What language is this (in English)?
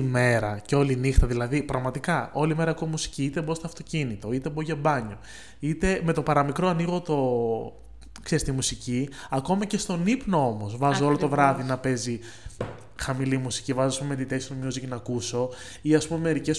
Greek